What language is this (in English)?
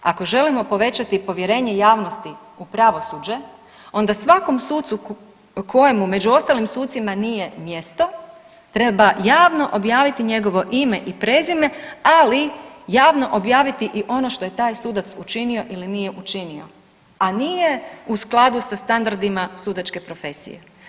Croatian